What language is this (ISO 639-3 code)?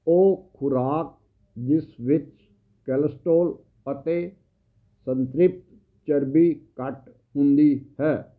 pan